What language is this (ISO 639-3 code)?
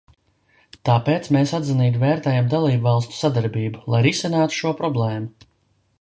lav